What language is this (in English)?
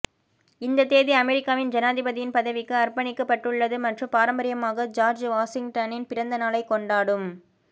Tamil